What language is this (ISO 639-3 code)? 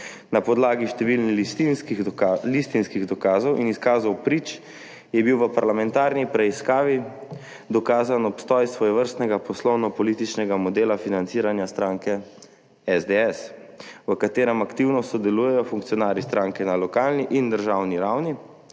slv